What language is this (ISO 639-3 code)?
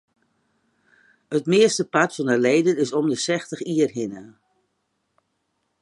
fry